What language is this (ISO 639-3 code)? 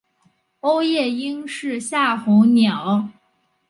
zho